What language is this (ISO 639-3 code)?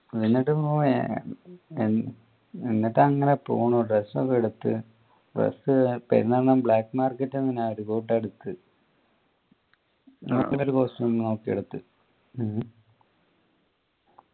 mal